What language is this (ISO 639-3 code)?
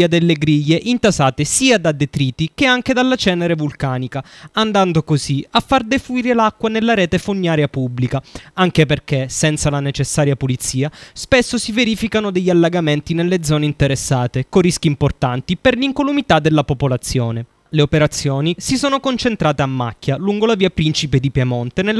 ita